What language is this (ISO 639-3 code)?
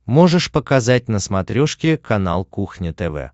rus